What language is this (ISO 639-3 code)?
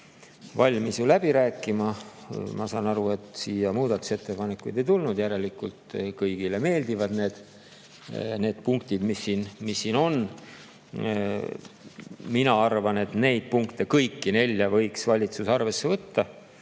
est